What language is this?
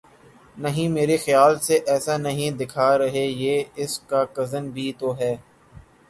Urdu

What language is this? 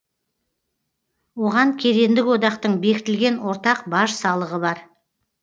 Kazakh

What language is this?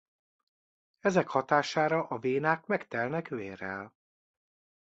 Hungarian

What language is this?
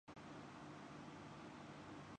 Urdu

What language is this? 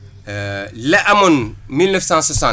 Wolof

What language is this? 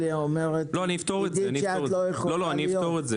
Hebrew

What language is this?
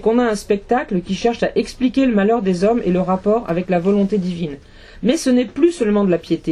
French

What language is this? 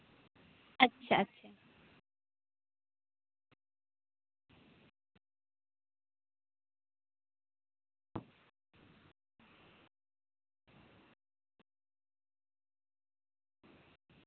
Santali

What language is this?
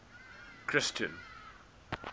English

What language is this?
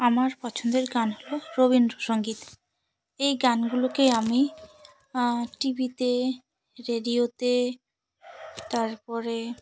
Bangla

